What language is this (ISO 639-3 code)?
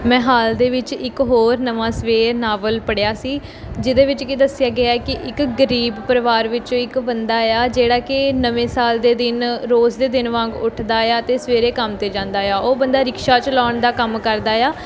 pan